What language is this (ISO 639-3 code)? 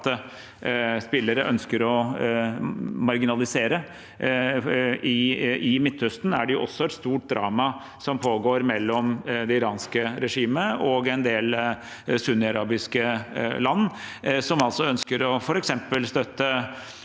nor